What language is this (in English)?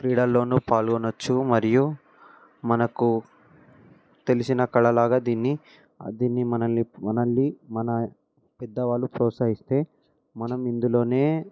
Telugu